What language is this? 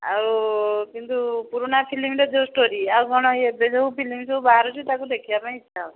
Odia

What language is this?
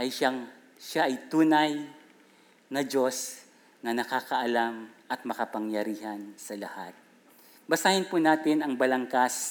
Filipino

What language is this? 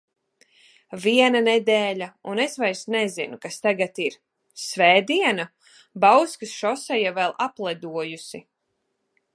Latvian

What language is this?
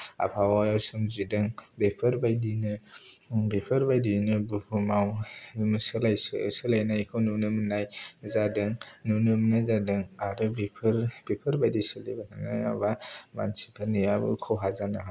Bodo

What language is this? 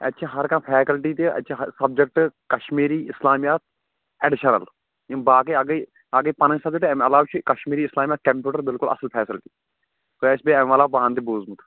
Kashmiri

